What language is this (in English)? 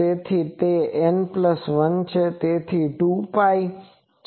Gujarati